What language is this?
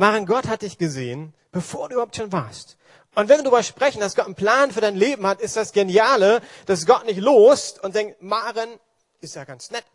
German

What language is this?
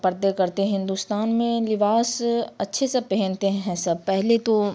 Urdu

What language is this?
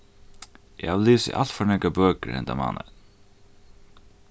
Faroese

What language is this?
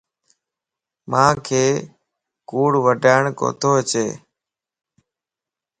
Lasi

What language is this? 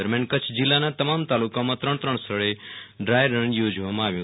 Gujarati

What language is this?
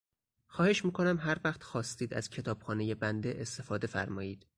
Persian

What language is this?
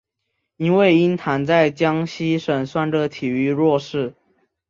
Chinese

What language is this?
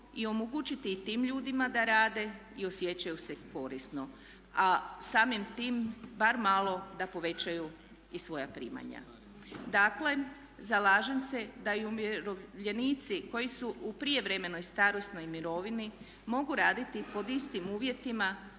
Croatian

